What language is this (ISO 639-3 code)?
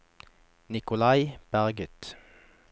nor